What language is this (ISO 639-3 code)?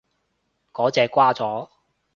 yue